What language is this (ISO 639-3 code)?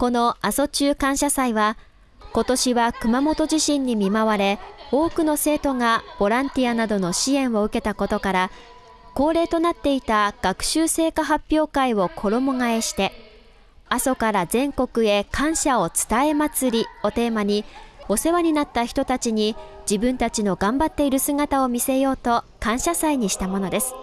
jpn